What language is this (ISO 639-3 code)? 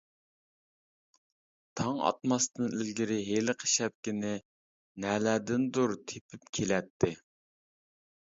uig